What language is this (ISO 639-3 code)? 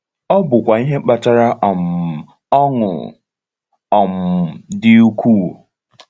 ibo